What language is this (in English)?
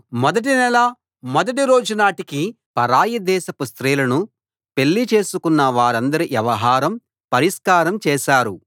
Telugu